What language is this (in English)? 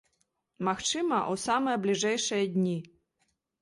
Belarusian